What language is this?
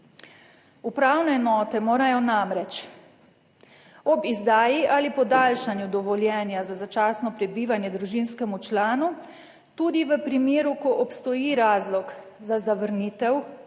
Slovenian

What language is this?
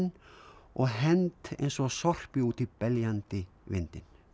Icelandic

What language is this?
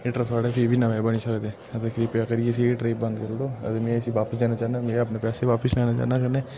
Dogri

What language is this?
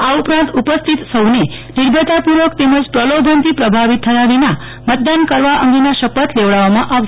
Gujarati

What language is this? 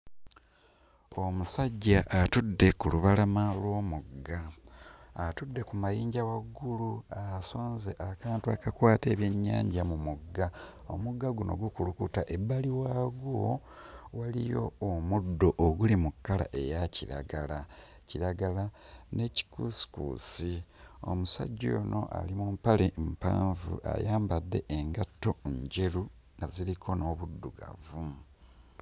Ganda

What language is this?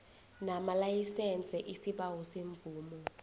South Ndebele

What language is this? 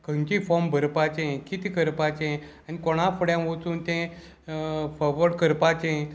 Konkani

